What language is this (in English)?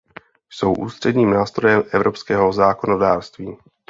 Czech